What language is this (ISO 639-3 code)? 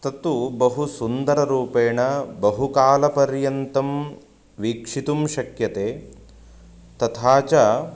san